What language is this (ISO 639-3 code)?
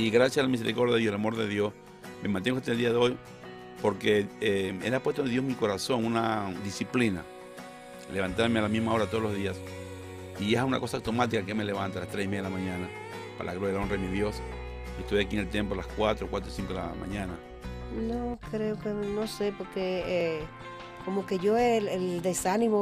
spa